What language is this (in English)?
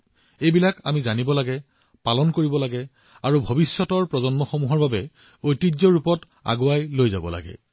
Assamese